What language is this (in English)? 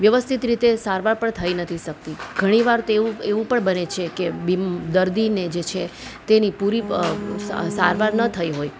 Gujarati